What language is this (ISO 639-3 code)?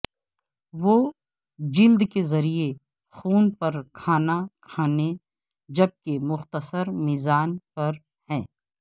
urd